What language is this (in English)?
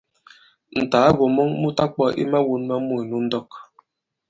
Bankon